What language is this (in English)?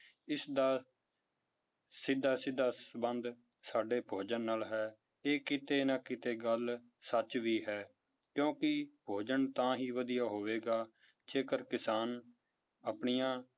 Punjabi